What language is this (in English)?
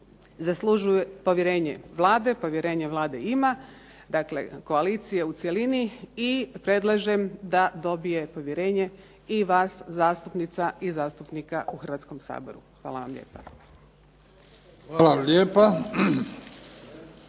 Croatian